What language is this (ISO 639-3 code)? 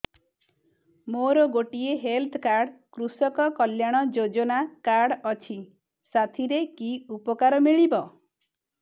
ori